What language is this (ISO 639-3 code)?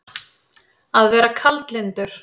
isl